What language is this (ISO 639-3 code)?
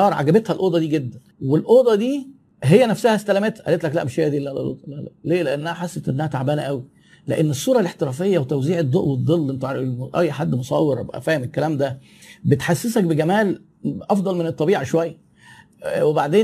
ara